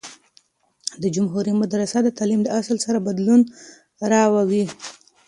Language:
Pashto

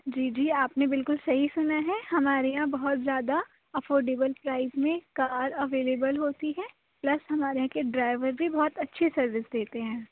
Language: Urdu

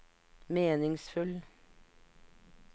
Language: Norwegian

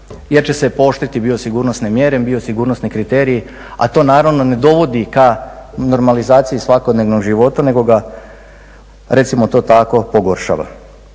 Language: Croatian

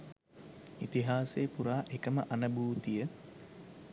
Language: Sinhala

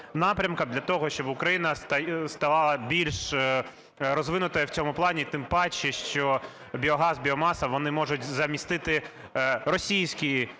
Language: Ukrainian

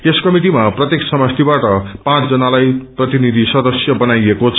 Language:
Nepali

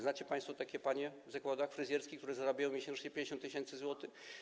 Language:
Polish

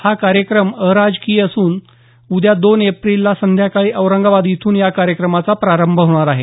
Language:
Marathi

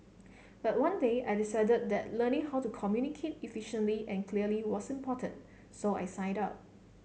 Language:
English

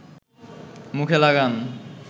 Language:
Bangla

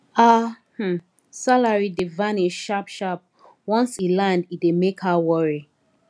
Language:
Nigerian Pidgin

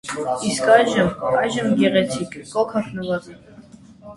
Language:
Armenian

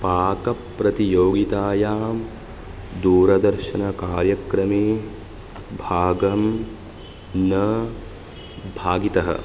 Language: Sanskrit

